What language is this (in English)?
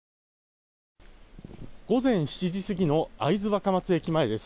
Japanese